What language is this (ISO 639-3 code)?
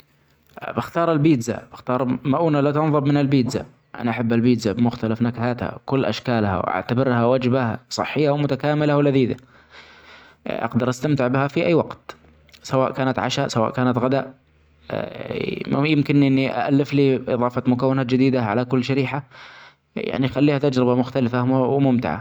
acx